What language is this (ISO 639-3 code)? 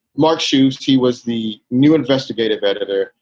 eng